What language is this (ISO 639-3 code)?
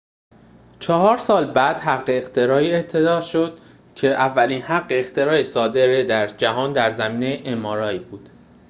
fas